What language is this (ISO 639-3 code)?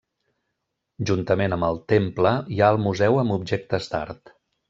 cat